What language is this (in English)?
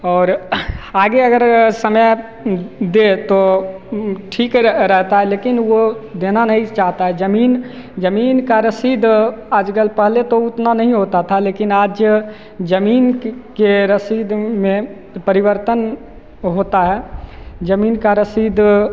Hindi